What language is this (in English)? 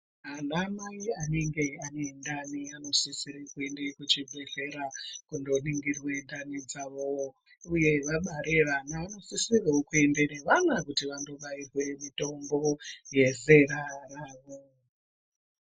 Ndau